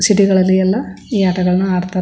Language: Kannada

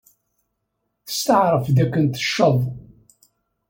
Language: Kabyle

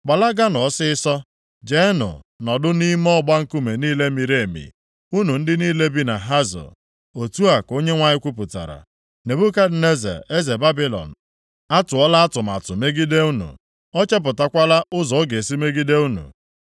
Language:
Igbo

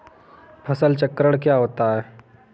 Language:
Hindi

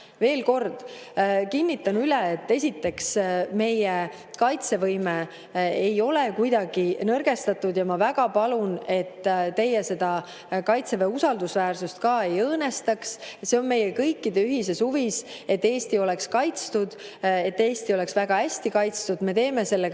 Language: Estonian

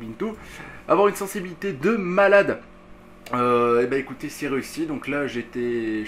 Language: French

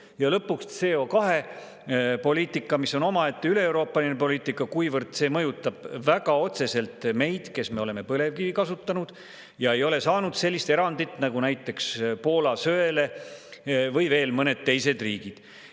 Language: Estonian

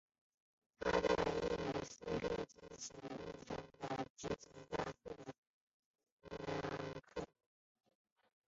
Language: Chinese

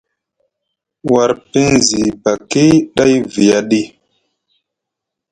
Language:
Musgu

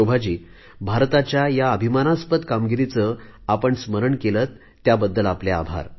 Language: Marathi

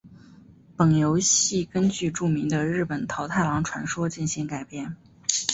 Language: Chinese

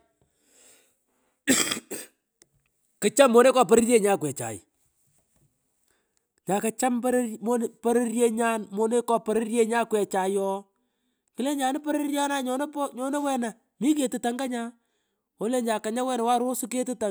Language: Pökoot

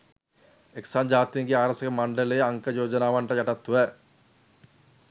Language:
Sinhala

